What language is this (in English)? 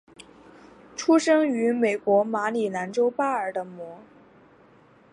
Chinese